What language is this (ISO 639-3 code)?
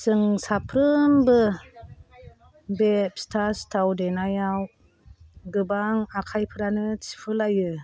brx